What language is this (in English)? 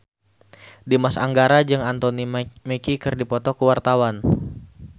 Sundanese